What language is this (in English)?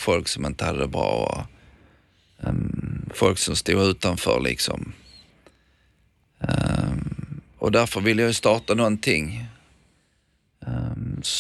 Swedish